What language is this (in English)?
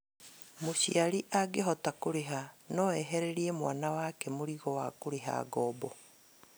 Kikuyu